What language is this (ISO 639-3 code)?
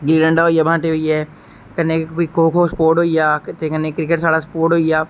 doi